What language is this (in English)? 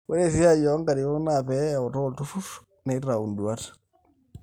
Masai